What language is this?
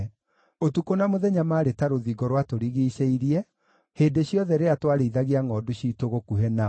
Kikuyu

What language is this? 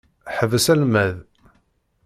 Kabyle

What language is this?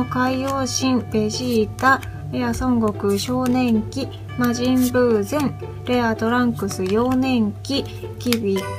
Japanese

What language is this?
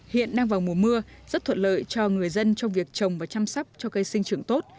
Vietnamese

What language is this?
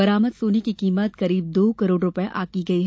Hindi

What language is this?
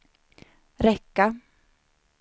Swedish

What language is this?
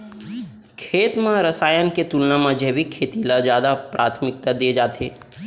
Chhattisgarhi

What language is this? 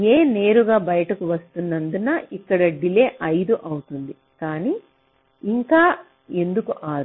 Telugu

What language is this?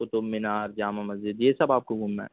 Urdu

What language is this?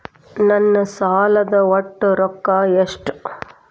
Kannada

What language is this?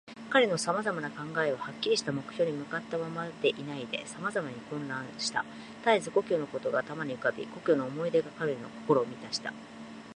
Japanese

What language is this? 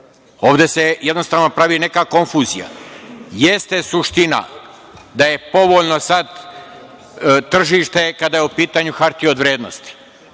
Serbian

